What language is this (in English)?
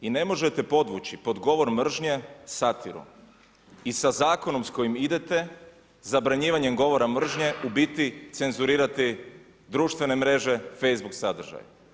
Croatian